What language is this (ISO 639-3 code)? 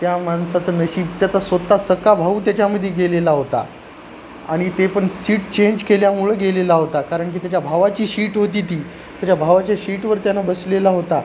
mar